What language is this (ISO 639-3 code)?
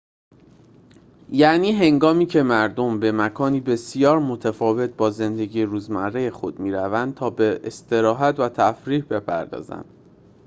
fas